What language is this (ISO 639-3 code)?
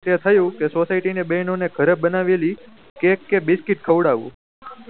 guj